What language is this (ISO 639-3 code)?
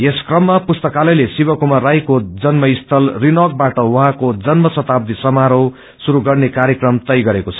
nep